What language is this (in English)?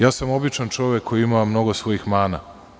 Serbian